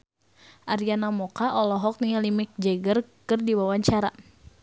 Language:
Sundanese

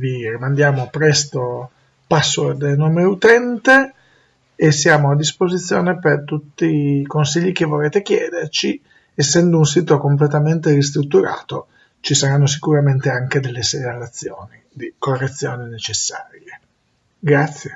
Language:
Italian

